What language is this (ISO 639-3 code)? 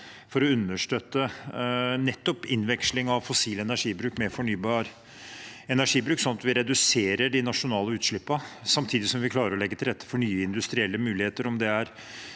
nor